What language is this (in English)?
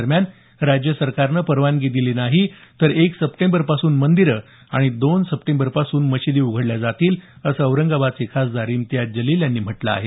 Marathi